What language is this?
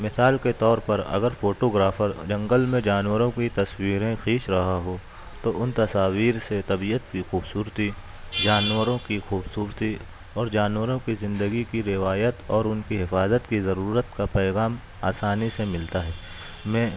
Urdu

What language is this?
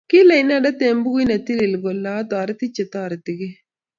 Kalenjin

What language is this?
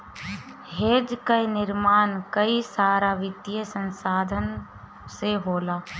Bhojpuri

